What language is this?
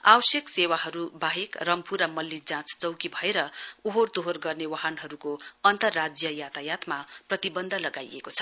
Nepali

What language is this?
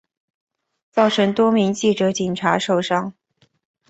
Chinese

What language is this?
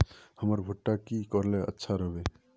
Magahi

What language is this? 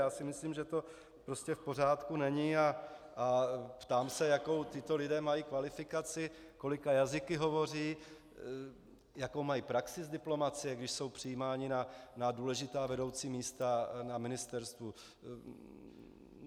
Czech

